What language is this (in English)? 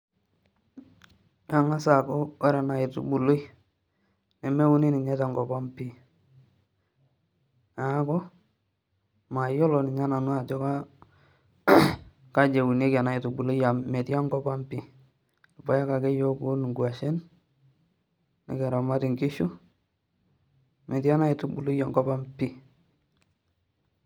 Masai